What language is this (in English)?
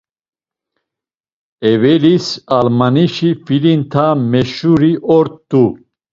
Laz